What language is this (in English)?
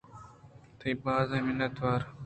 Eastern Balochi